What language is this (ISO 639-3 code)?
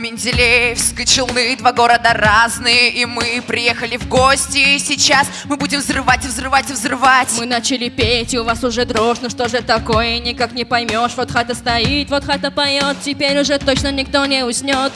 rus